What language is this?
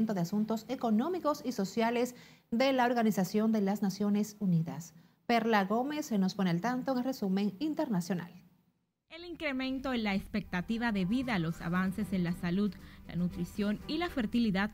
Spanish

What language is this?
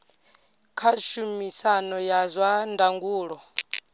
Venda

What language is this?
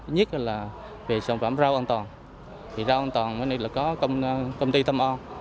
Vietnamese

